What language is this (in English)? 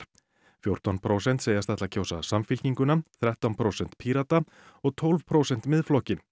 Icelandic